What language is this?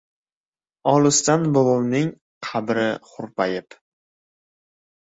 Uzbek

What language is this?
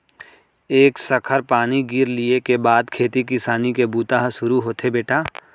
Chhattisgarhi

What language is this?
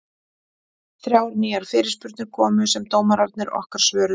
Icelandic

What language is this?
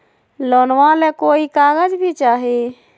Magahi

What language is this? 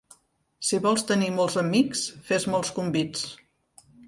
Catalan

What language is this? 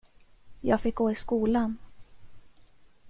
Swedish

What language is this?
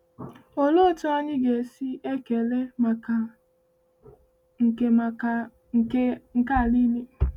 Igbo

